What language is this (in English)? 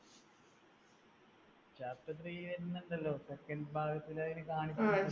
Malayalam